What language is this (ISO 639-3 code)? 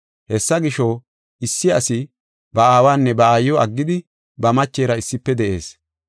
gof